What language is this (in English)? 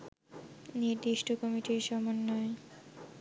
Bangla